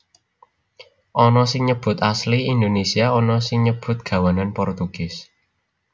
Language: Javanese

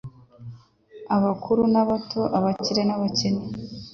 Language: Kinyarwanda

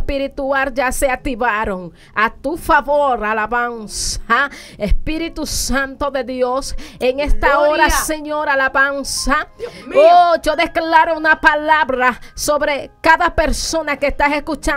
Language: Spanish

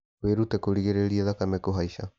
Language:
Kikuyu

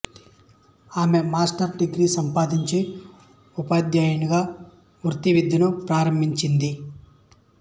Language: Telugu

